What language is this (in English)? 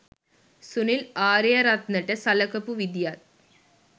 Sinhala